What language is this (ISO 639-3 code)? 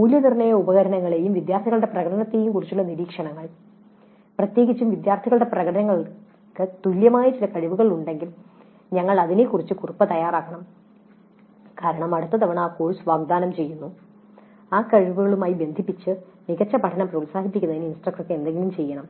mal